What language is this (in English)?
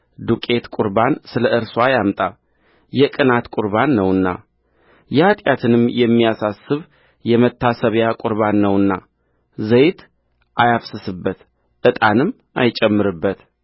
Amharic